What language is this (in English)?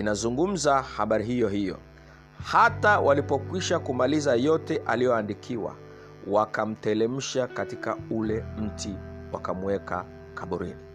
Swahili